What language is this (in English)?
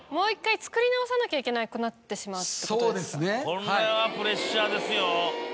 Japanese